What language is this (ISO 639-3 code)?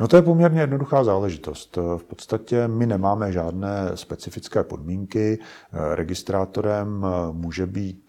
ces